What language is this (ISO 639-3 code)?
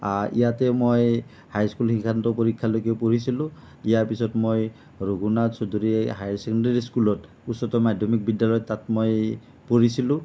asm